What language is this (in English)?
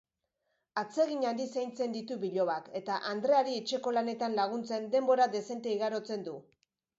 Basque